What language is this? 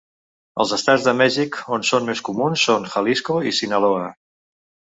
Catalan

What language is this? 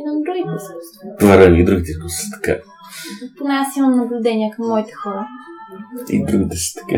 Bulgarian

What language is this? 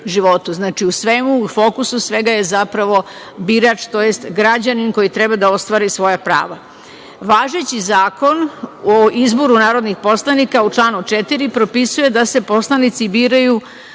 Serbian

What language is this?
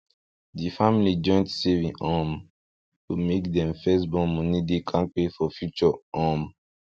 Nigerian Pidgin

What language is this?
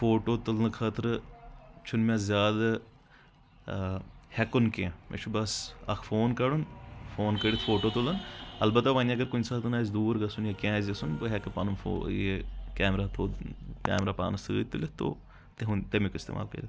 Kashmiri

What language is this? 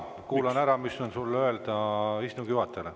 Estonian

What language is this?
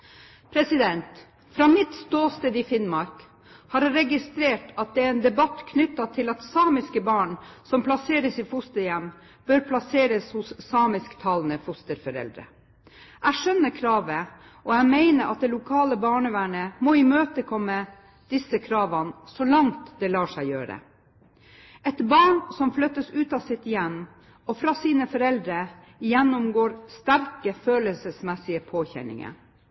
Norwegian Bokmål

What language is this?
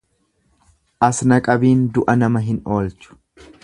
Oromo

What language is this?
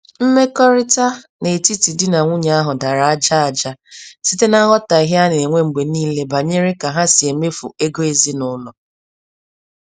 Igbo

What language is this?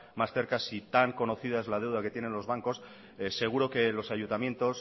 Spanish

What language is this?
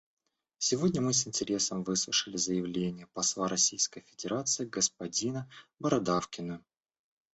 Russian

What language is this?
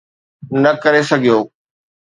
Sindhi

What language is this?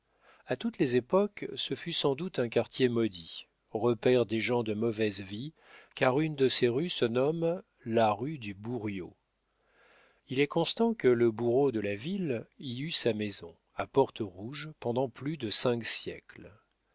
French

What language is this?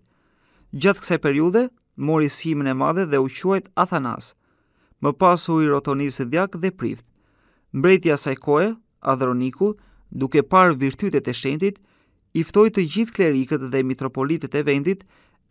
Romanian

